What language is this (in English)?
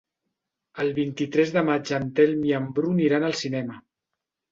Catalan